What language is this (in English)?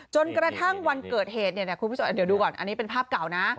Thai